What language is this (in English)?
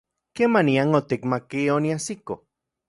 Central Puebla Nahuatl